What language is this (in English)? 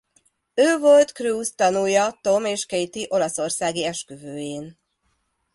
Hungarian